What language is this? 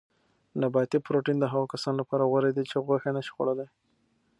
Pashto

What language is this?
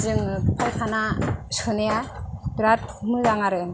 Bodo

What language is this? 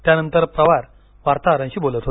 Marathi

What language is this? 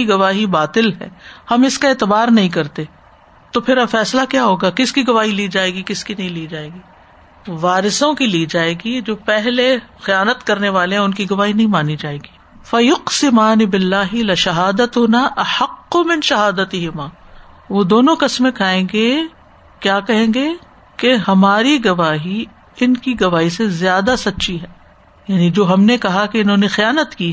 Urdu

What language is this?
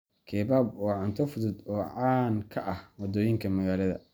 Somali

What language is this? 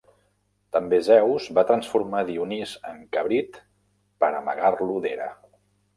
Catalan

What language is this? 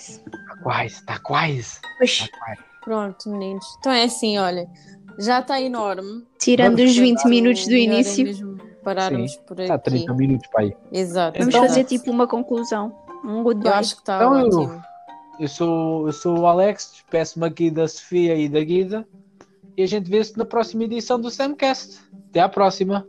Portuguese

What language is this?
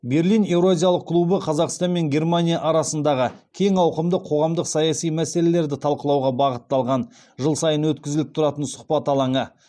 Kazakh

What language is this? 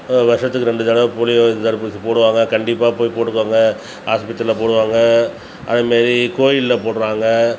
Tamil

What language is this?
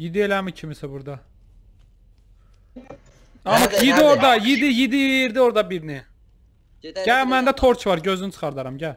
Turkish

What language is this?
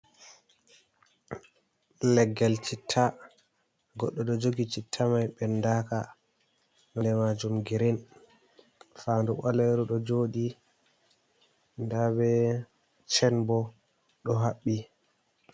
Fula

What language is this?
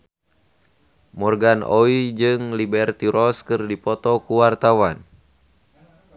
Sundanese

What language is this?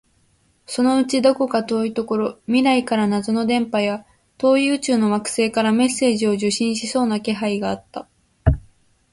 Japanese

